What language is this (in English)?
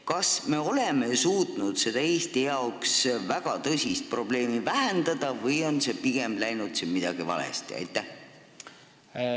Estonian